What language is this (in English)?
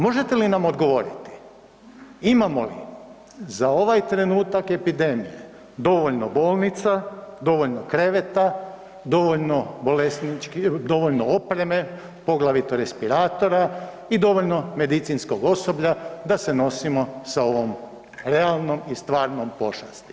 Croatian